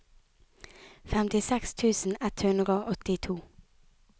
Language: Norwegian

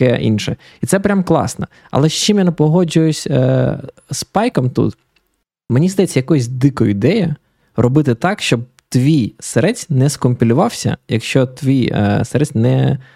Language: Ukrainian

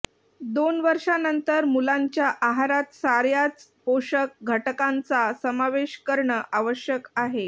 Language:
Marathi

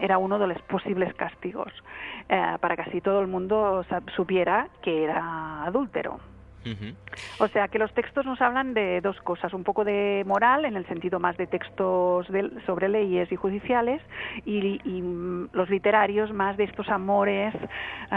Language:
Spanish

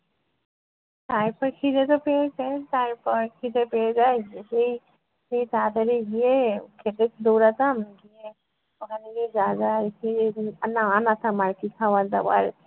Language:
Bangla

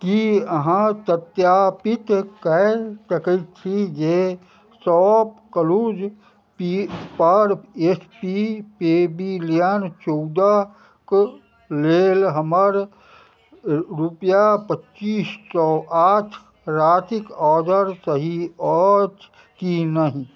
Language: Maithili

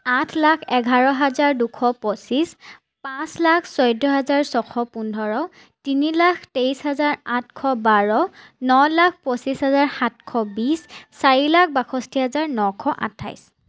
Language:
Assamese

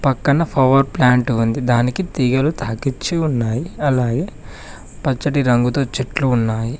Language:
Telugu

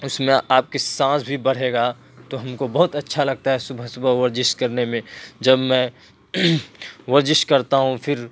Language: Urdu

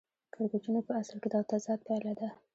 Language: Pashto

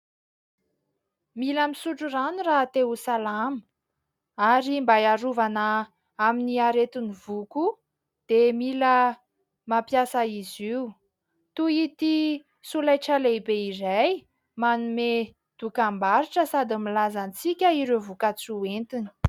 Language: Malagasy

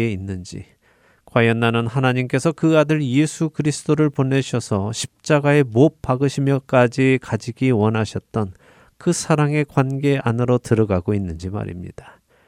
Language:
Korean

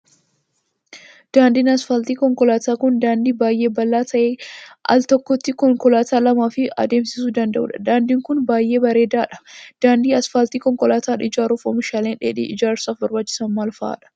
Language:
Oromo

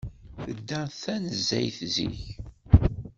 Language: Kabyle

